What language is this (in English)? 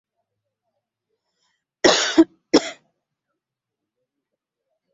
Ganda